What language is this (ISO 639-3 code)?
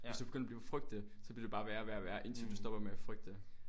dan